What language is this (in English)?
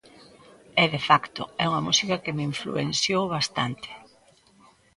Galician